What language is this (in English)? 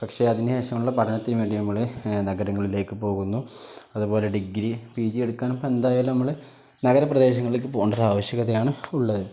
Malayalam